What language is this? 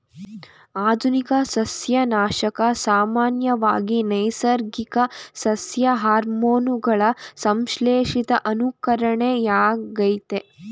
Kannada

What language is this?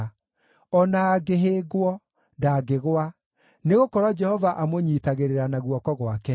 Kikuyu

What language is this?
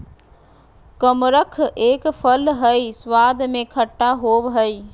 Magahi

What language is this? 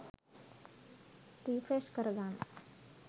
Sinhala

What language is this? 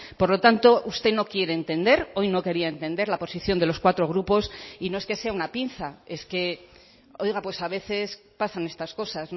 Spanish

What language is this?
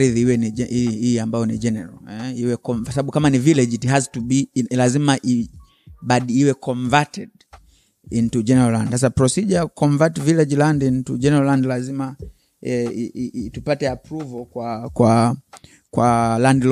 Swahili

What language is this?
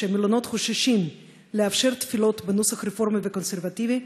Hebrew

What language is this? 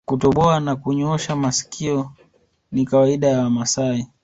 Swahili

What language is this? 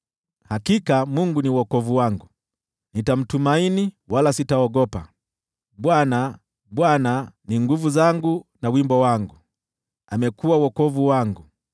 Swahili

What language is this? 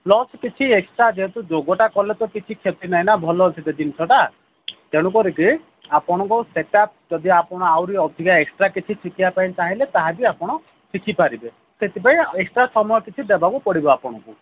Odia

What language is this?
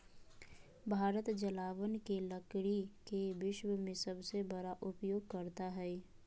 Magahi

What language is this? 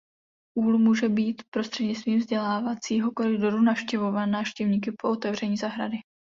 Czech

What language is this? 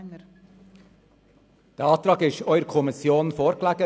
Swiss German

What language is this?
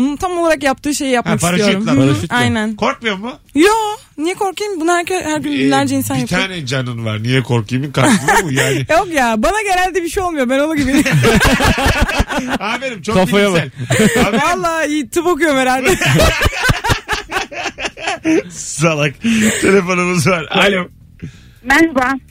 Turkish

